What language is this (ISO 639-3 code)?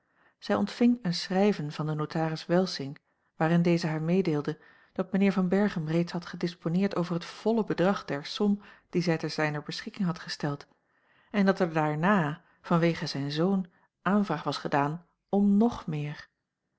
nld